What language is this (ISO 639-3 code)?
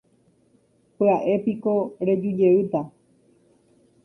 grn